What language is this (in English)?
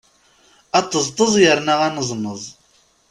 Kabyle